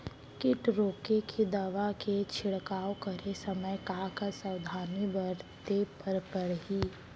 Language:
Chhattisgarhi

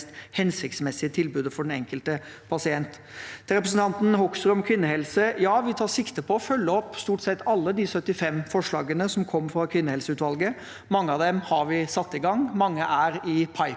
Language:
Norwegian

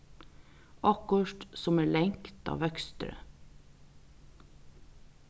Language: Faroese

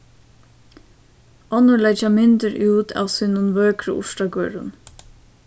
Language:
Faroese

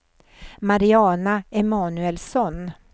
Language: Swedish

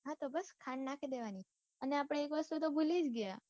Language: Gujarati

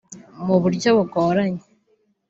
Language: Kinyarwanda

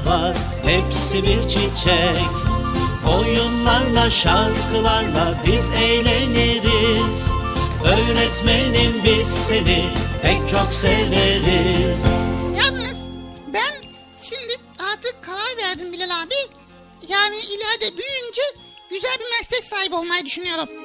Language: Turkish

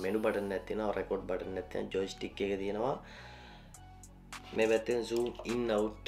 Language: Indonesian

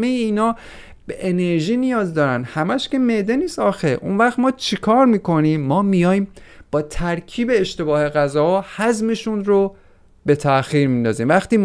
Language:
Persian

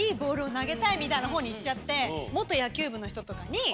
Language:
Japanese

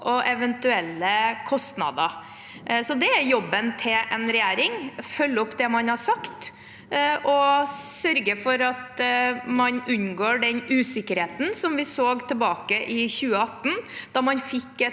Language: Norwegian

